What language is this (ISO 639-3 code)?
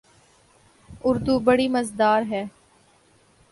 urd